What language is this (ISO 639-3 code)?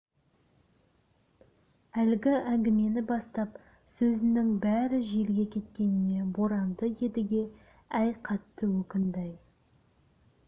kaz